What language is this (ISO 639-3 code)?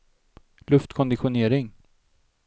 swe